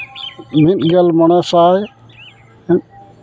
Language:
Santali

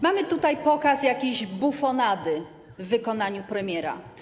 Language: Polish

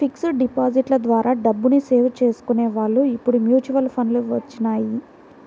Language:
Telugu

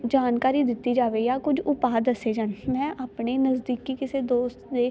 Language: Punjabi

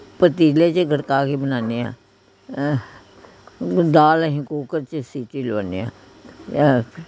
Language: Punjabi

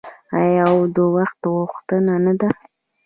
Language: Pashto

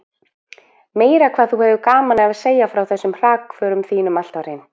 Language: Icelandic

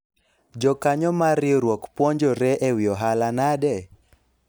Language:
Luo (Kenya and Tanzania)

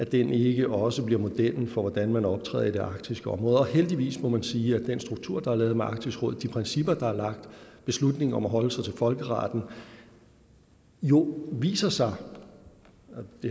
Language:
Danish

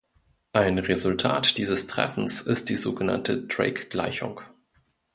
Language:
German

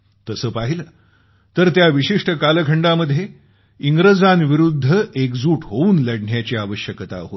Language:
Marathi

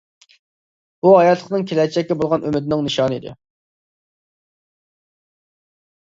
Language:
Uyghur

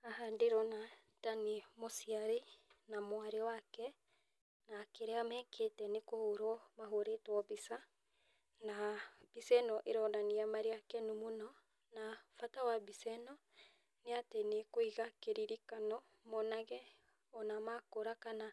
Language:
Kikuyu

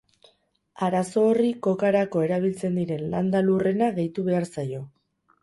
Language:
Basque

